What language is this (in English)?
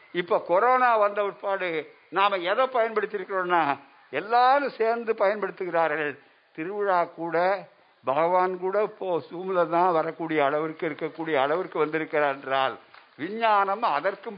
Tamil